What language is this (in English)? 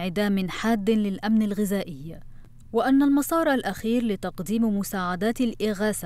Arabic